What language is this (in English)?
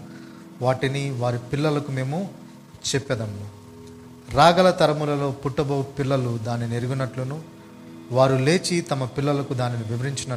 Telugu